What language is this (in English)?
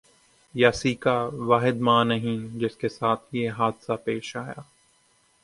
Urdu